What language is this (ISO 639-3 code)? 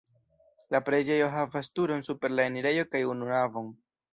epo